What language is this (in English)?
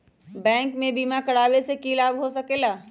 Magahi